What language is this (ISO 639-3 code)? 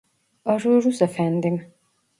tur